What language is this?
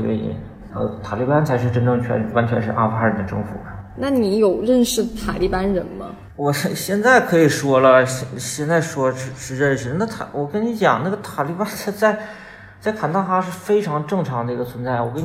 Chinese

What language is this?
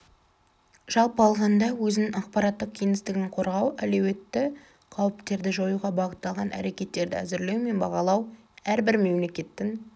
Kazakh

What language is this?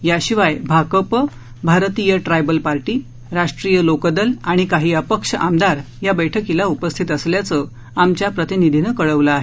Marathi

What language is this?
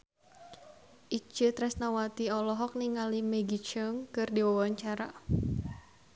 Sundanese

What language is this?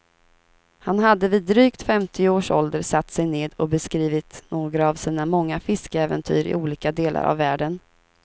Swedish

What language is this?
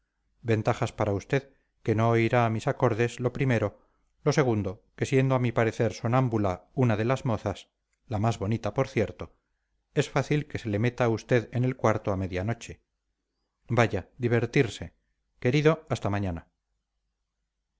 Spanish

